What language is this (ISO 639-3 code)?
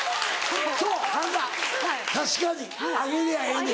jpn